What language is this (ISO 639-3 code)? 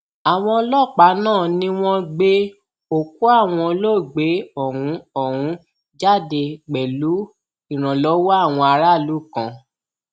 yor